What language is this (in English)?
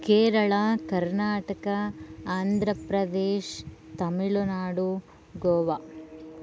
Sanskrit